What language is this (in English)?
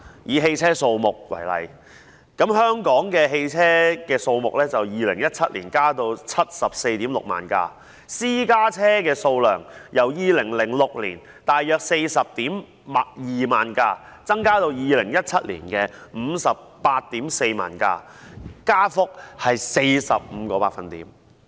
Cantonese